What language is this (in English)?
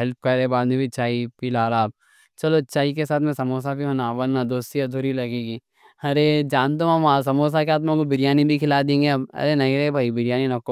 Deccan